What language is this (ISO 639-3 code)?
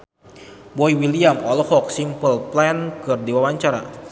sun